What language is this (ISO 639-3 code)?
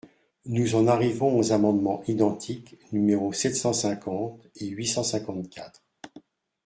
fra